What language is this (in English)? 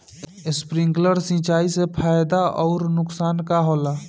Bhojpuri